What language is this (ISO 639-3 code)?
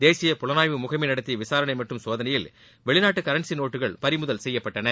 tam